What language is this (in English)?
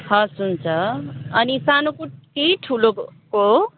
Nepali